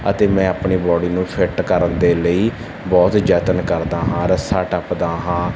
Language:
Punjabi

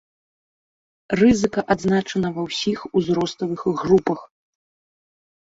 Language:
Belarusian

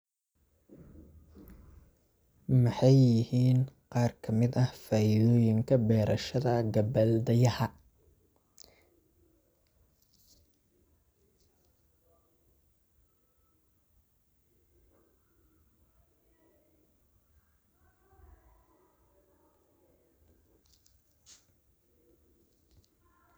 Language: Somali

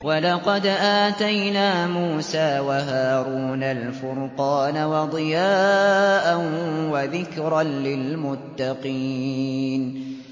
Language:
Arabic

